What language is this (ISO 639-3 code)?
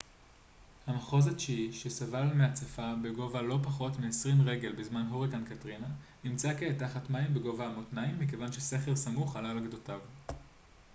heb